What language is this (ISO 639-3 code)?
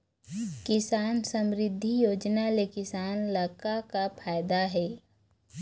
hne